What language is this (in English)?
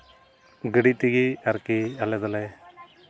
Santali